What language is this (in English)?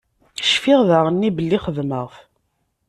Kabyle